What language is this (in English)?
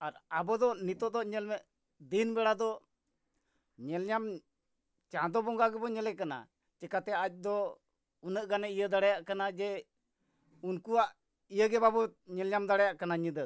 Santali